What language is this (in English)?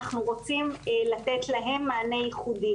Hebrew